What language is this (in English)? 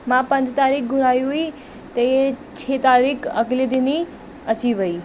Sindhi